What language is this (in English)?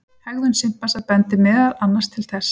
Icelandic